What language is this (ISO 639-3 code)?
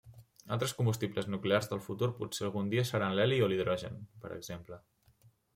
cat